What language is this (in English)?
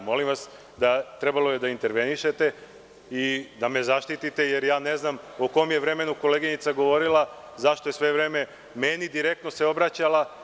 Serbian